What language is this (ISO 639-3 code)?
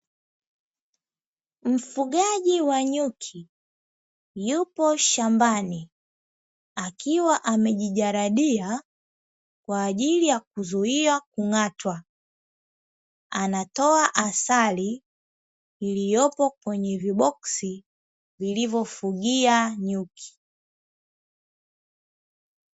swa